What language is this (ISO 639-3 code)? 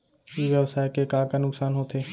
hne